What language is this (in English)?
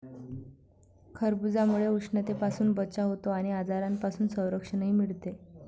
Marathi